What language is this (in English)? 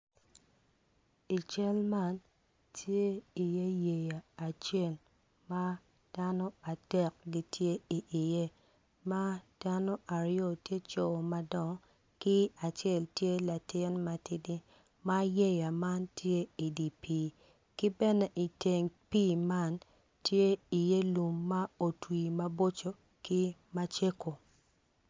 Acoli